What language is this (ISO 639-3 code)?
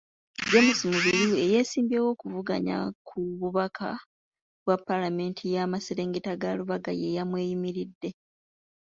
lug